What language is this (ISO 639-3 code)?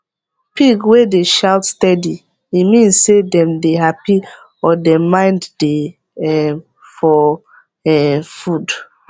pcm